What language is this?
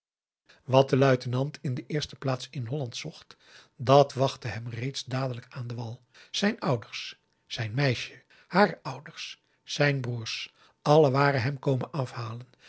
Dutch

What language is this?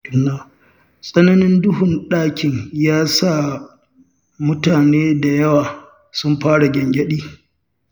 Hausa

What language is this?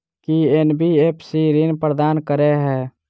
Maithili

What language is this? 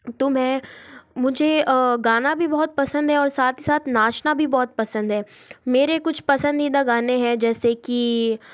Hindi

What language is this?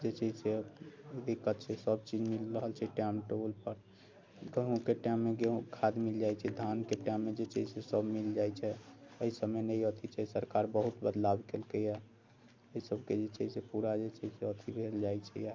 Maithili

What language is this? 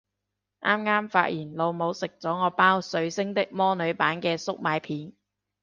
Cantonese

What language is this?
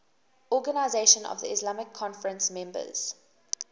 English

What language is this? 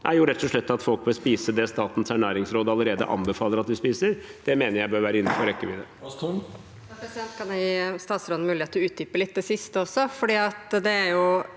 Norwegian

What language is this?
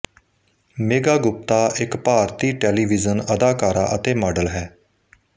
Punjabi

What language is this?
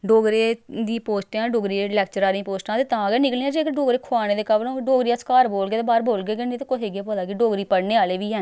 Dogri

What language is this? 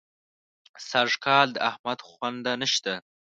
Pashto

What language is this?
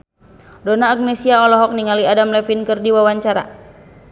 Sundanese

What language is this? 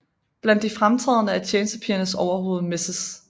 Danish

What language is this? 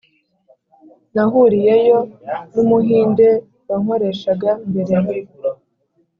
Kinyarwanda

